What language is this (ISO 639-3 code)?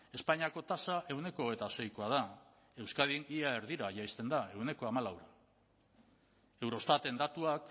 eus